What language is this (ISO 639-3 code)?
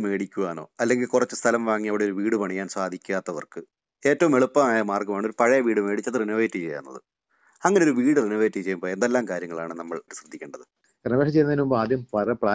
mal